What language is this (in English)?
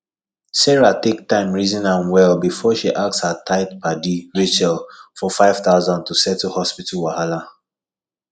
Nigerian Pidgin